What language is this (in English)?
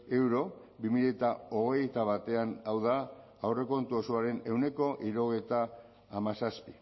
Basque